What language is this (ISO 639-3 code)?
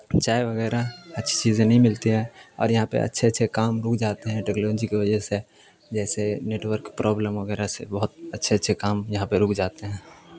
urd